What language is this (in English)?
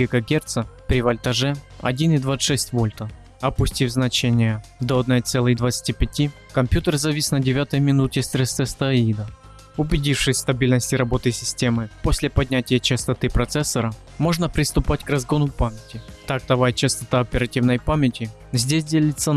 Russian